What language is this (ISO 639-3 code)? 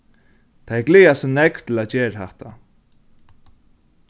fao